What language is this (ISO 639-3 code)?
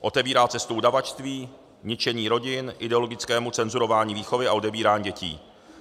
ces